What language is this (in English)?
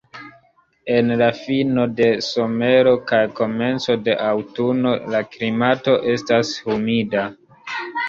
Esperanto